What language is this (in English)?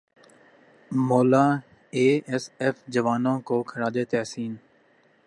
Urdu